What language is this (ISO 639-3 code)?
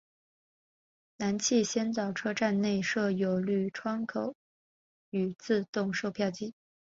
zho